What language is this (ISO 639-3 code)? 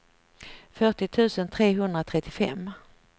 swe